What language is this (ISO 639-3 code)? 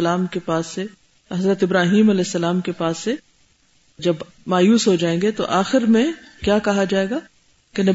urd